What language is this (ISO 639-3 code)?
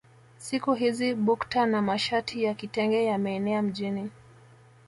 swa